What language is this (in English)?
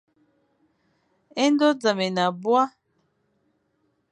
Fang